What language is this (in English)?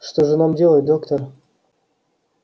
Russian